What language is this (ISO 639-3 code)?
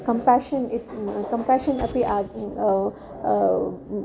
san